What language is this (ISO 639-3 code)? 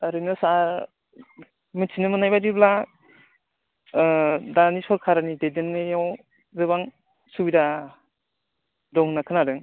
brx